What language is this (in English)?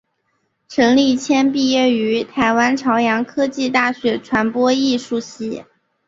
Chinese